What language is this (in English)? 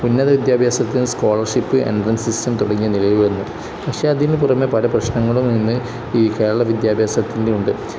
Malayalam